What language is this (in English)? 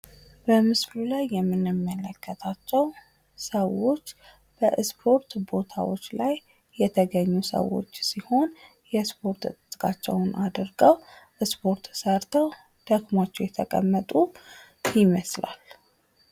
Amharic